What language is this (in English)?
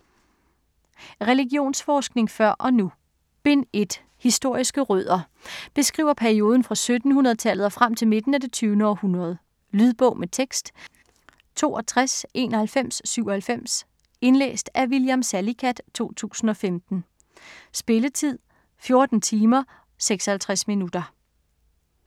Danish